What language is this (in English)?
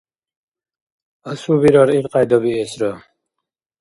Dargwa